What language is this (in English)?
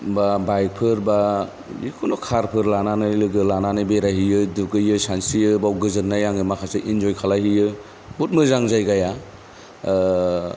Bodo